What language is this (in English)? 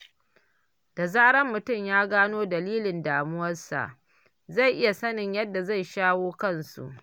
Hausa